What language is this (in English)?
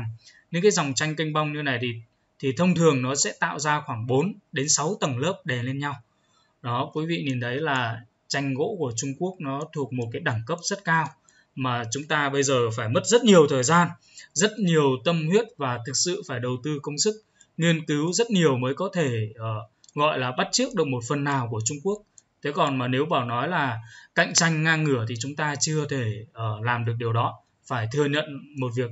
Vietnamese